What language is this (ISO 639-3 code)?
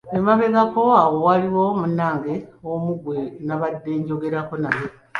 lug